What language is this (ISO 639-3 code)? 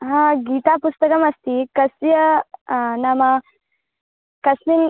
san